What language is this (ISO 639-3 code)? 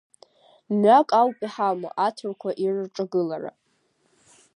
abk